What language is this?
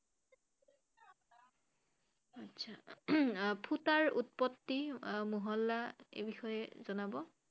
Assamese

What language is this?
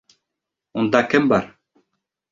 Bashkir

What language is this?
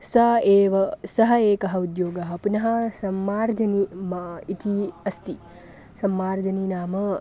Sanskrit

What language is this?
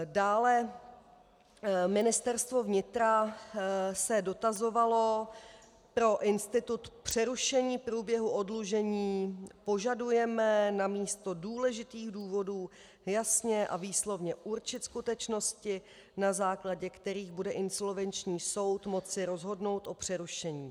Czech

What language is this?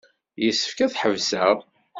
Kabyle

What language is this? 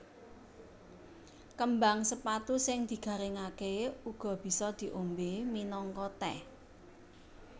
Javanese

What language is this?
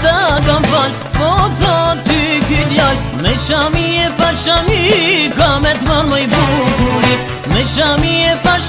Arabic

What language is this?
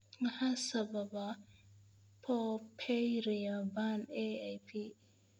Somali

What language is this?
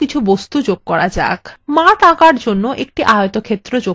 Bangla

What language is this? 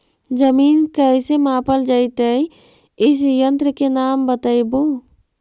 Magahi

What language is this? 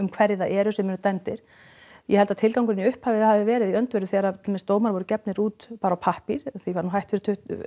Icelandic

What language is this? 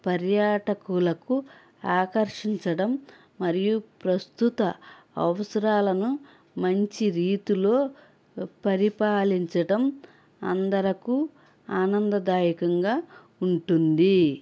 Telugu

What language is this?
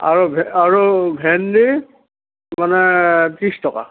Assamese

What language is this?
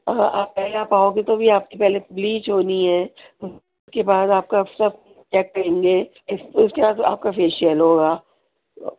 Urdu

